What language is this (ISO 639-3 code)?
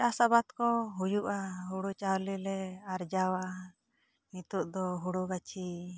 sat